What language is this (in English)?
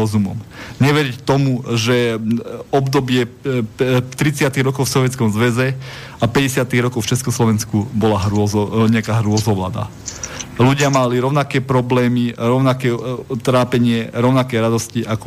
Slovak